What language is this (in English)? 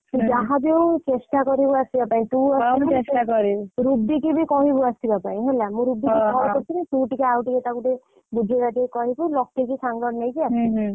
Odia